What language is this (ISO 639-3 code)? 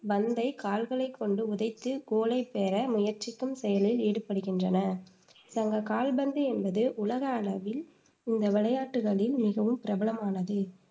tam